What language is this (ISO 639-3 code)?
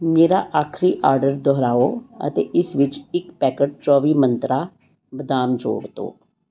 pan